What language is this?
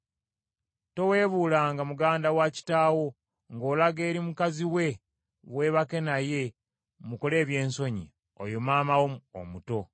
Ganda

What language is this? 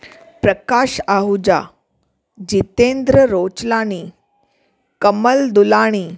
Sindhi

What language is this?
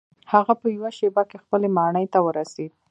Pashto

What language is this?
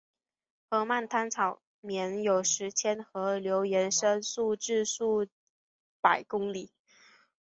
Chinese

